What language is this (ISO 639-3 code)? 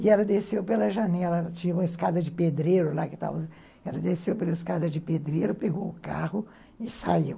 por